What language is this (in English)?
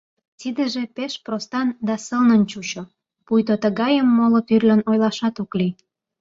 Mari